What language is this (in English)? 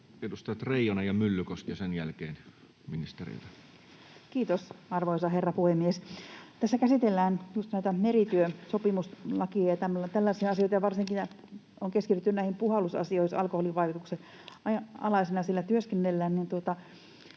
Finnish